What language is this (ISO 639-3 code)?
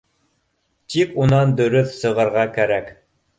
bak